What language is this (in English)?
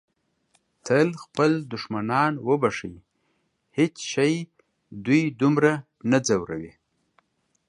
Pashto